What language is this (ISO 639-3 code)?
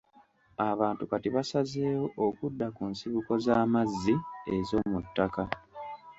lug